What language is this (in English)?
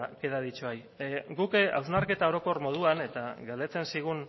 Basque